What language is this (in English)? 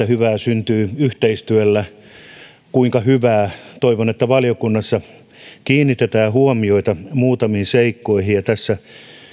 Finnish